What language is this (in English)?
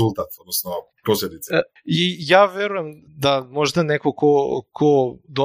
Croatian